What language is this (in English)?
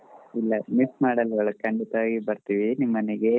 Kannada